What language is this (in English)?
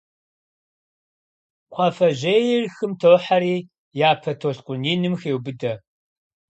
Kabardian